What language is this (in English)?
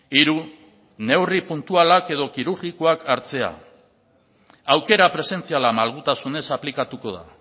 Basque